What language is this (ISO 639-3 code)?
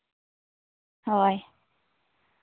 sat